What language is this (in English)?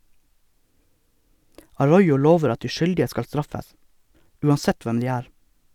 Norwegian